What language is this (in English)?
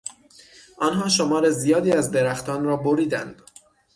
Persian